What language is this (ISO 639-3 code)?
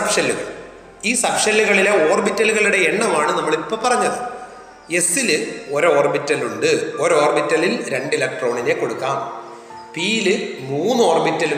mal